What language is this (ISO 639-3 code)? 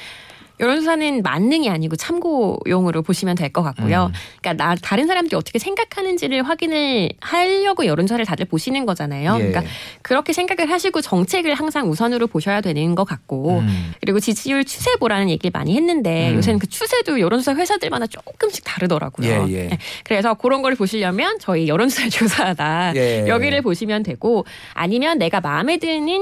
kor